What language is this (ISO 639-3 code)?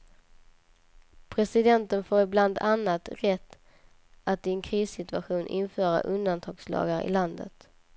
swe